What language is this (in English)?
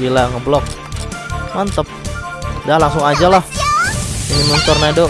Indonesian